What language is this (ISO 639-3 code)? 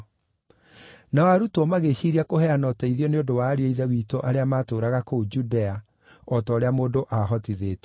kik